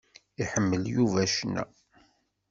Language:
Kabyle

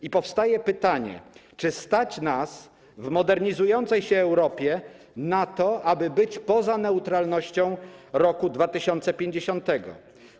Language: Polish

